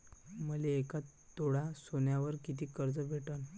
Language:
Marathi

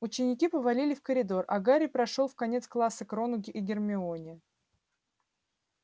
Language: Russian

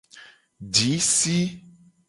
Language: Gen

